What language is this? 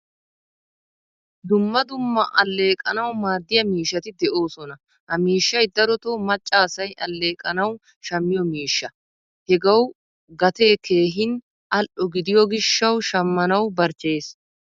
Wolaytta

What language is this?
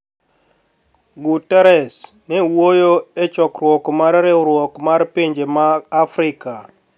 Luo (Kenya and Tanzania)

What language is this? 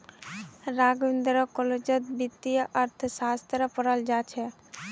Magahi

